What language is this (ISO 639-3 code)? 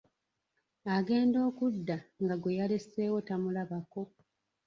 lug